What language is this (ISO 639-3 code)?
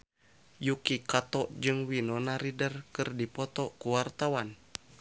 sun